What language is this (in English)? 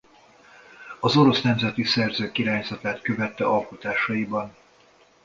Hungarian